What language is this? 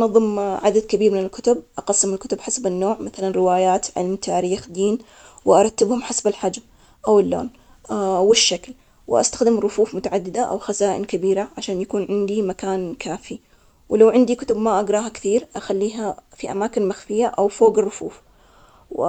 Omani Arabic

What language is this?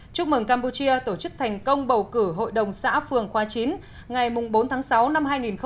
Vietnamese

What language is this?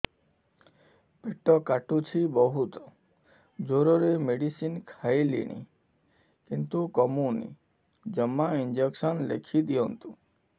Odia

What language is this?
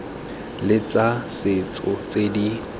Tswana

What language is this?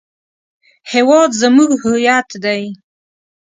Pashto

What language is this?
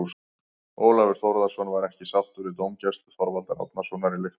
Icelandic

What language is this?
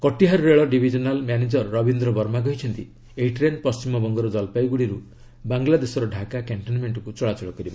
Odia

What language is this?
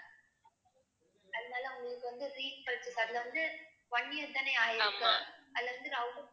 Tamil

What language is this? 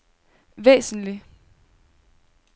Danish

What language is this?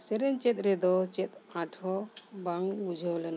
Santali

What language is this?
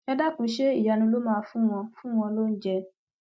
Yoruba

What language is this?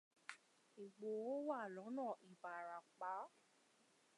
Yoruba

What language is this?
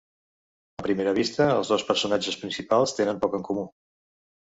Catalan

